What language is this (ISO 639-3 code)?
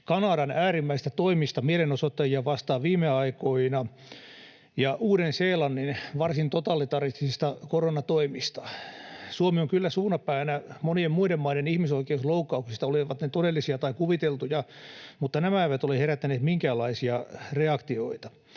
fin